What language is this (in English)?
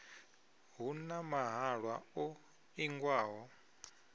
Venda